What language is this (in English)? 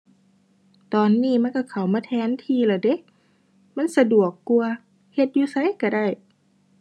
Thai